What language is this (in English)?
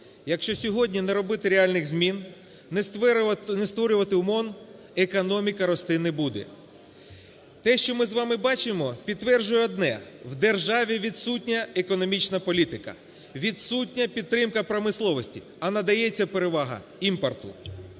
Ukrainian